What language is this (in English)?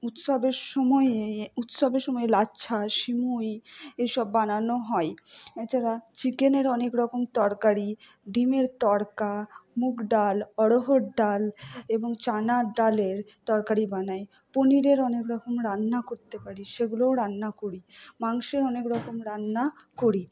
Bangla